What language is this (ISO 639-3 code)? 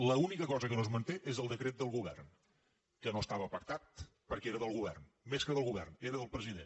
cat